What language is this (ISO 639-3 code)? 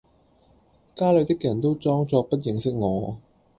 yue